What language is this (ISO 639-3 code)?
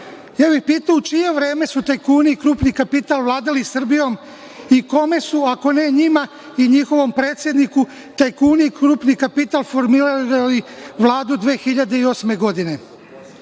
srp